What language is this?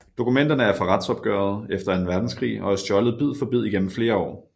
Danish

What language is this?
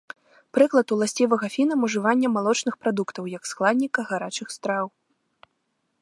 Belarusian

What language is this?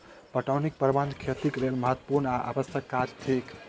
Maithili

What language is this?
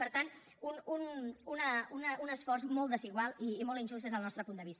Catalan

